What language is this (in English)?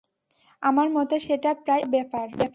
Bangla